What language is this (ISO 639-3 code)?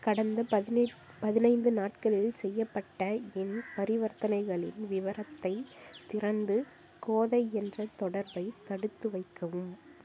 tam